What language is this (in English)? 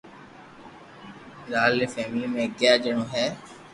Loarki